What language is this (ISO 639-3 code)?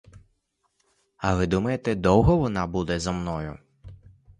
ukr